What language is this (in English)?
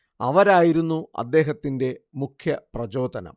Malayalam